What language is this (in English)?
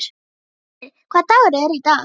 Icelandic